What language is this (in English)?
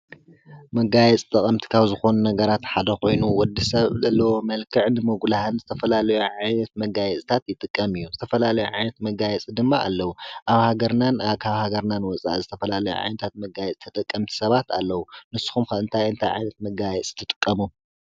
Tigrinya